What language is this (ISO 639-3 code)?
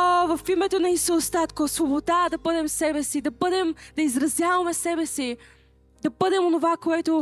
bul